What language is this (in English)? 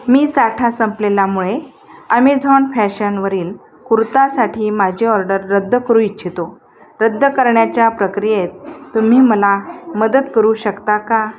Marathi